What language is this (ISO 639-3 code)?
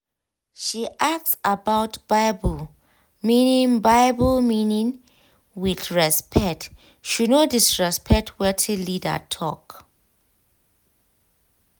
pcm